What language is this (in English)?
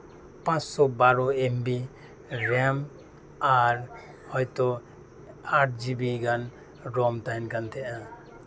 Santali